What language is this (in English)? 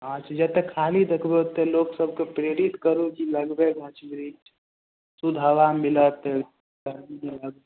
Maithili